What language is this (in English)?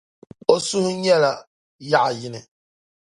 Dagbani